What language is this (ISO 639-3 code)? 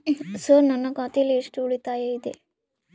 kan